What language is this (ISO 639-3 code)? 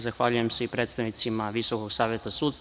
srp